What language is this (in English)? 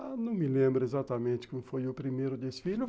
Portuguese